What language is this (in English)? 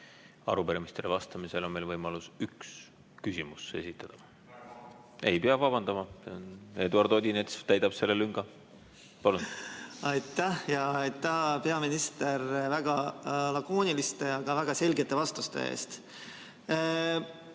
Estonian